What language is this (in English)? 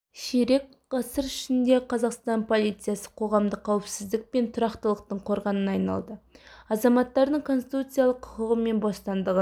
Kazakh